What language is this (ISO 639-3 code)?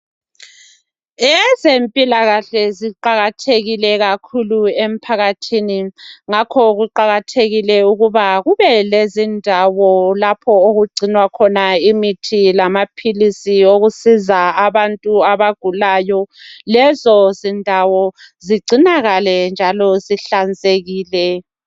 nde